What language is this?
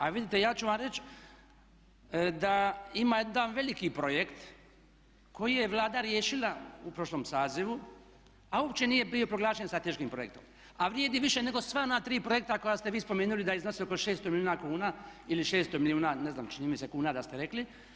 Croatian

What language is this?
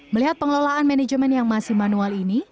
Indonesian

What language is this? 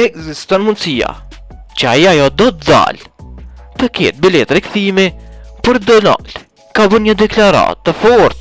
Romanian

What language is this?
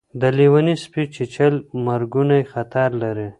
Pashto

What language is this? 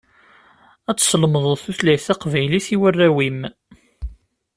Kabyle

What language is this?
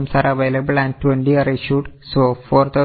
Malayalam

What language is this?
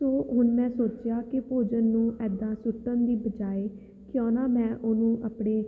Punjabi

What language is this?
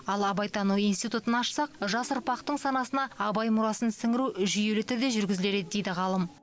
Kazakh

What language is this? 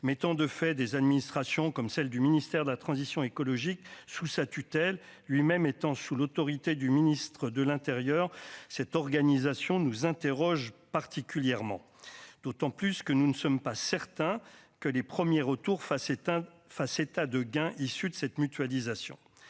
French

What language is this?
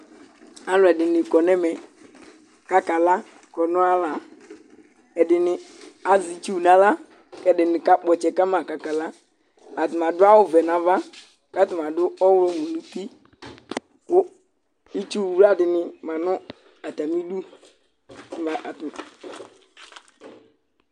Ikposo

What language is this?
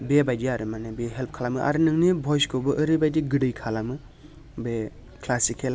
Bodo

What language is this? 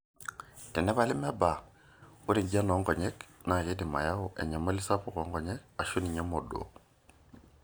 Masai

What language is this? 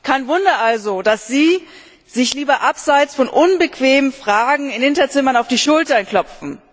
German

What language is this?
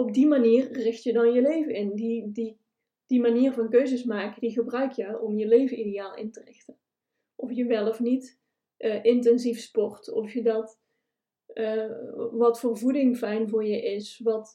Dutch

